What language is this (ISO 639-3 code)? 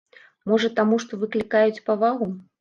bel